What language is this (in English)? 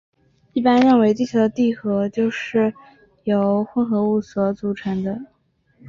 Chinese